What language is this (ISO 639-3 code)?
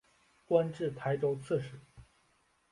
zho